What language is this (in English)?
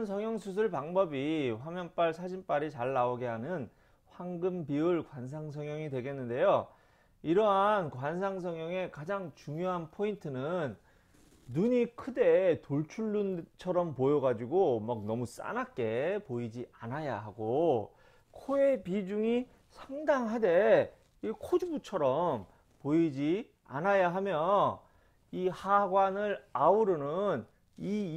Korean